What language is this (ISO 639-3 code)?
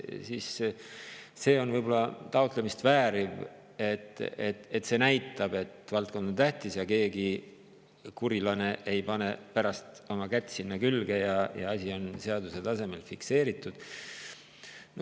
est